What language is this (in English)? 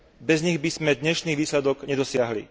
Slovak